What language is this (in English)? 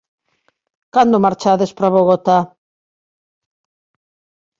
Galician